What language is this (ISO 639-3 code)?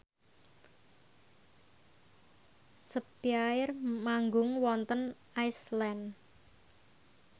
jav